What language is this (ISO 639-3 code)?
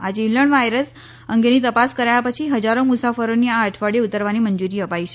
guj